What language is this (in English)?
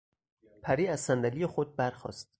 Persian